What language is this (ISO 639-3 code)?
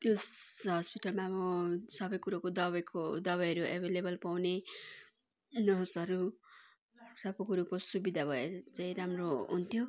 nep